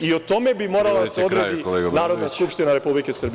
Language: Serbian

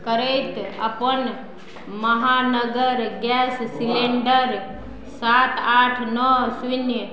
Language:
Maithili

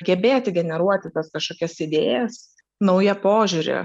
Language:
Lithuanian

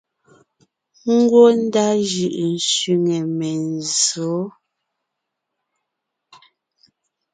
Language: Ngiemboon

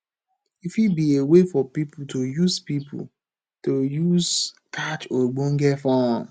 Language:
Nigerian Pidgin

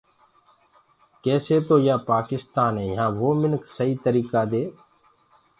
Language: Gurgula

